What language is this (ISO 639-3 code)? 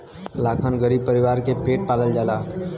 bho